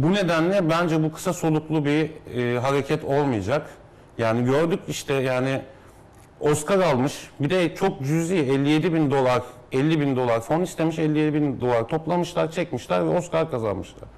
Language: Turkish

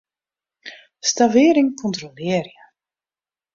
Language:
Western Frisian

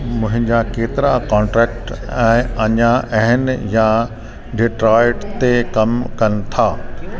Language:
Sindhi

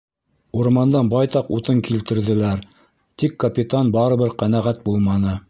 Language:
Bashkir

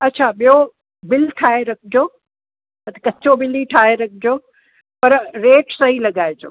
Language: Sindhi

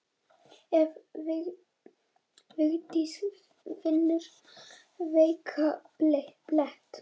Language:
Icelandic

